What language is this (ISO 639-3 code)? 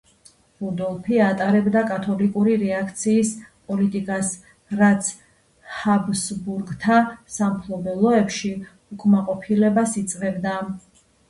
kat